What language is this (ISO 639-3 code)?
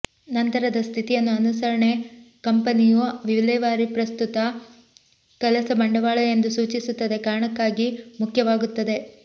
kan